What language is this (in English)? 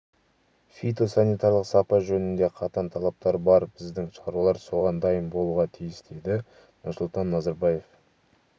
Kazakh